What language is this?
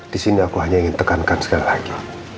Indonesian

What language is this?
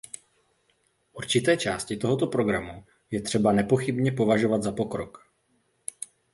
Czech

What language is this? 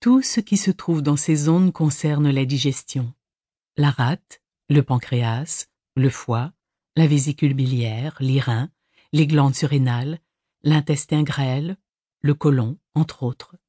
French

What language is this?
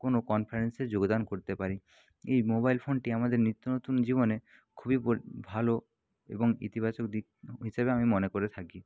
Bangla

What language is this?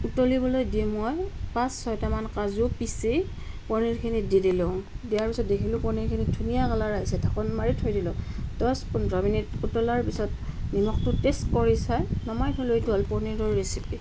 Assamese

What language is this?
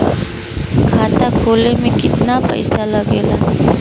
Bhojpuri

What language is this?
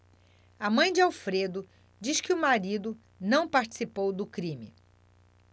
Portuguese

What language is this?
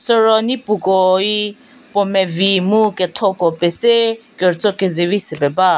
Angami Naga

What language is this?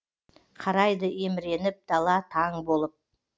Kazakh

